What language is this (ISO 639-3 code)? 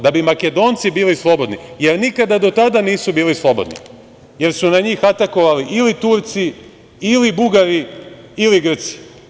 srp